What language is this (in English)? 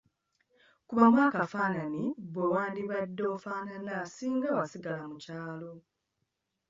Ganda